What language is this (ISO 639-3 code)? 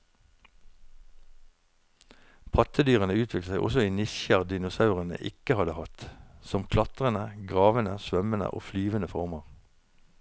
nor